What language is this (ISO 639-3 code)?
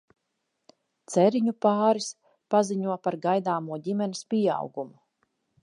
lav